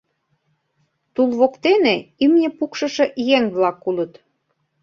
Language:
Mari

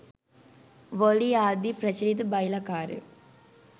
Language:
Sinhala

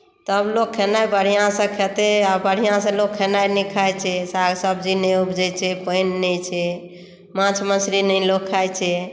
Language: Maithili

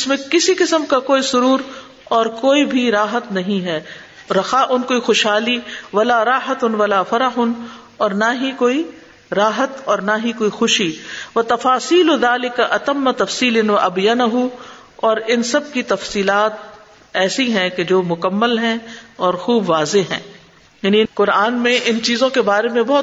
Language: Urdu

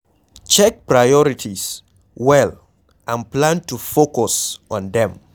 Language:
Nigerian Pidgin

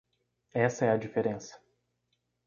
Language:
Portuguese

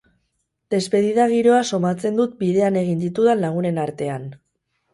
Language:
Basque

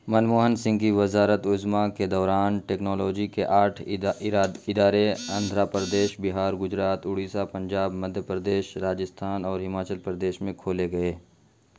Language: Urdu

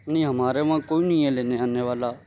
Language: Urdu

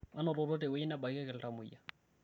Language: Masai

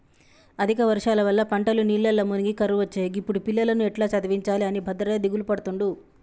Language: Telugu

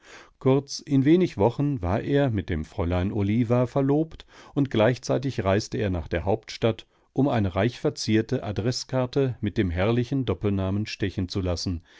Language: German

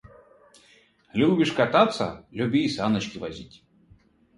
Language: Russian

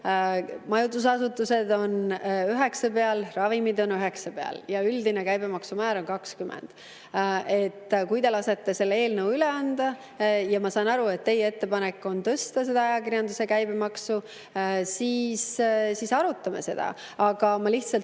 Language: Estonian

